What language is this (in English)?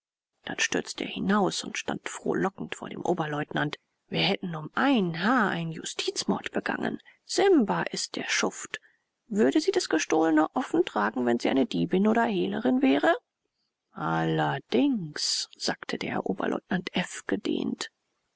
German